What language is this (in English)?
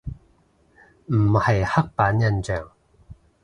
Cantonese